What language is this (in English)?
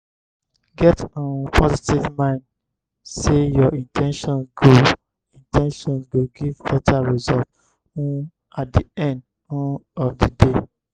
Nigerian Pidgin